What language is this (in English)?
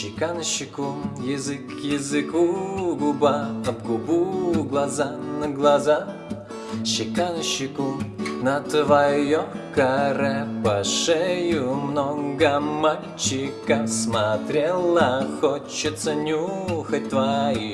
Russian